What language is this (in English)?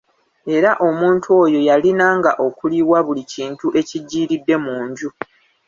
Ganda